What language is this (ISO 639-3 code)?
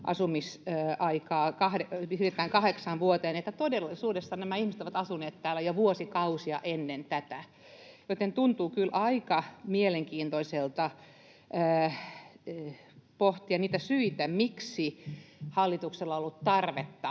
fin